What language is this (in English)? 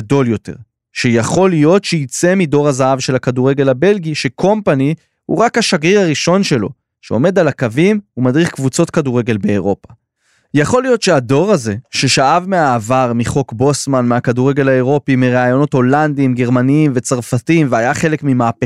Hebrew